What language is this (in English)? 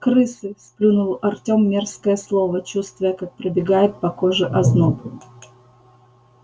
Russian